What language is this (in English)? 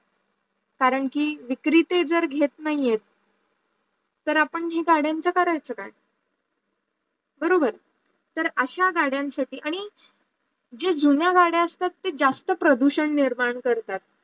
Marathi